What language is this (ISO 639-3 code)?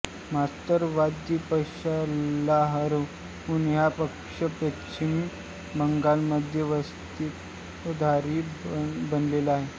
mar